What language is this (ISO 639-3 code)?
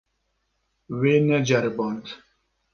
kur